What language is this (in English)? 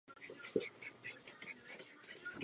Czech